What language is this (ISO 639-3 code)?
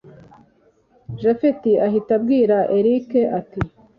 kin